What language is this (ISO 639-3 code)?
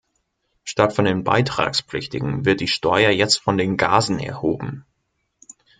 deu